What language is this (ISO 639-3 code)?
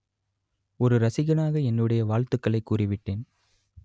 tam